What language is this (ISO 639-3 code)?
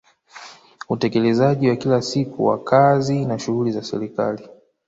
swa